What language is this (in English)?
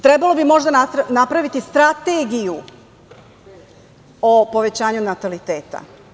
Serbian